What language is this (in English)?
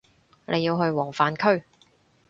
Cantonese